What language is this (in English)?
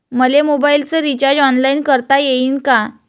Marathi